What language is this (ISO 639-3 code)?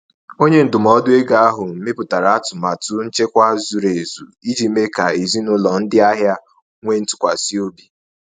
ibo